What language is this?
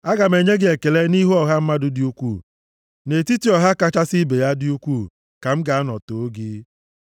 Igbo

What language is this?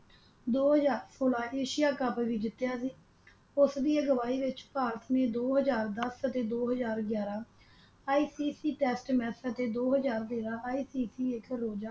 Punjabi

